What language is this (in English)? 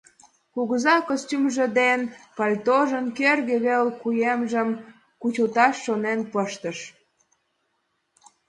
Mari